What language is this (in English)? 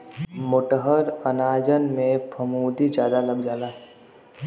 Bhojpuri